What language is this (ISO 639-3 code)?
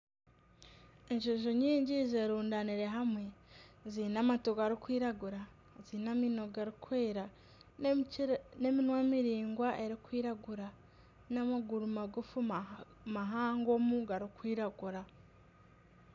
nyn